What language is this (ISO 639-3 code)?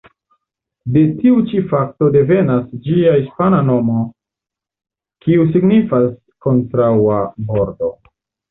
epo